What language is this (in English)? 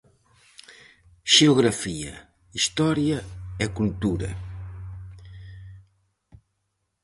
Galician